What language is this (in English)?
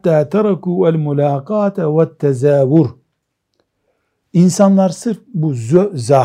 Turkish